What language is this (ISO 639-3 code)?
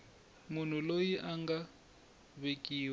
tso